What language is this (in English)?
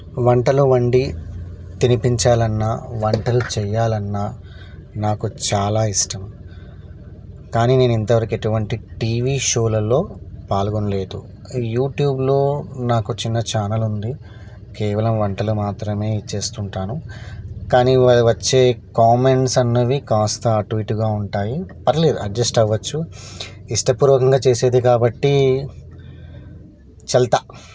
Telugu